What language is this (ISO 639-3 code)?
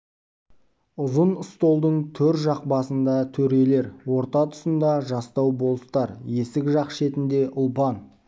kaz